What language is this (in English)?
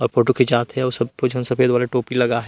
Chhattisgarhi